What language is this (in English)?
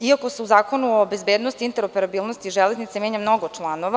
Serbian